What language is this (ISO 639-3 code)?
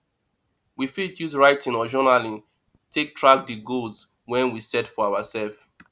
pcm